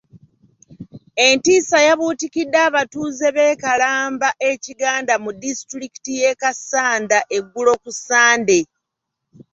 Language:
Ganda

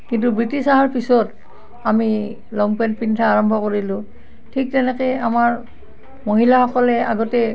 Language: Assamese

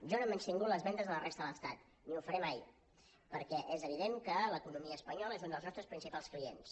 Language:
Catalan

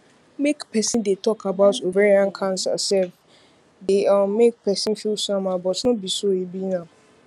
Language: Nigerian Pidgin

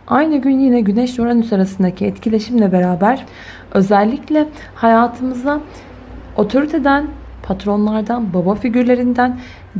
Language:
Turkish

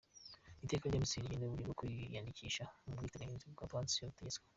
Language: Kinyarwanda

